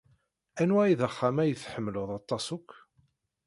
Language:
Kabyle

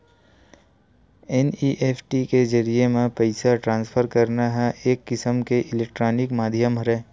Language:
Chhattisgarhi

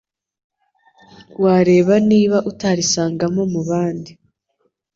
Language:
Kinyarwanda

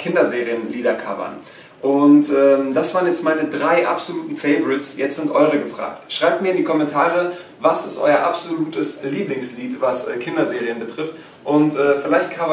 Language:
German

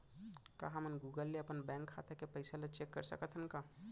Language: Chhattisgarhi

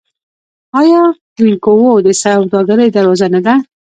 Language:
Pashto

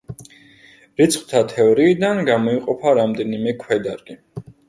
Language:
Georgian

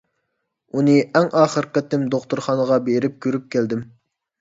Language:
Uyghur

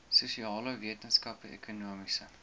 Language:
Afrikaans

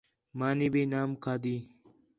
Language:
Khetrani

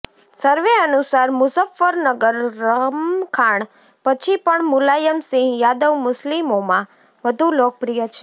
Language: Gujarati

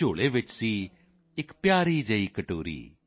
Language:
Punjabi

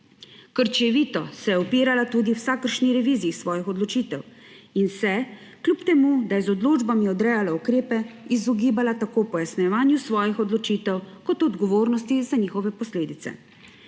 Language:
Slovenian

